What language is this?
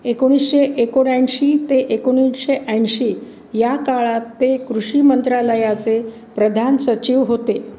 Marathi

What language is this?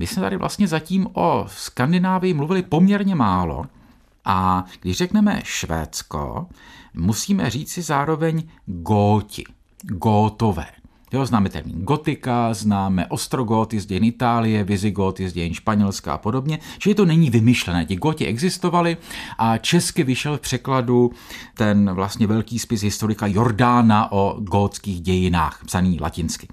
Czech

